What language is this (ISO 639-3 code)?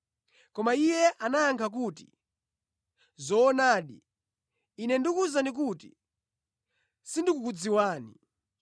nya